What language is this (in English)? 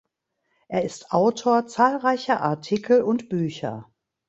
German